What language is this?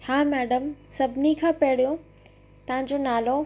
Sindhi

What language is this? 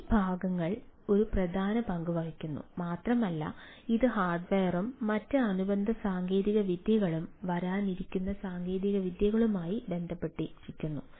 Malayalam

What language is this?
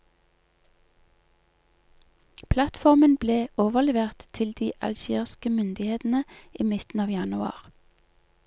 Norwegian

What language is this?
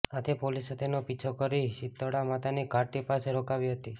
Gujarati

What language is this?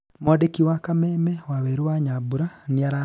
Kikuyu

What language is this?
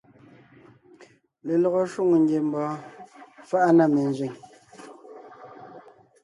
Ngiemboon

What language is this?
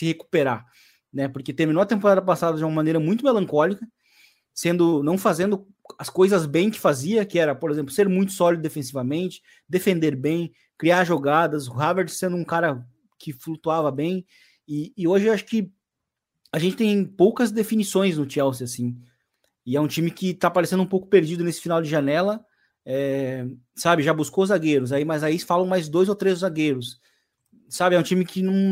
Portuguese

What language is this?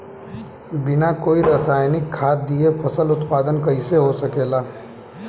Bhojpuri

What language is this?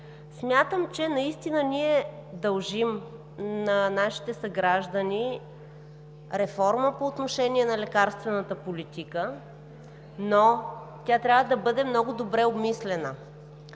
Bulgarian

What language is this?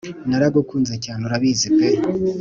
Kinyarwanda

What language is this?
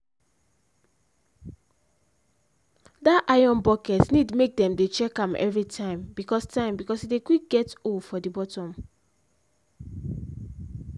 Nigerian Pidgin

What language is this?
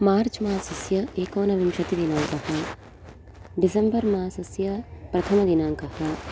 Sanskrit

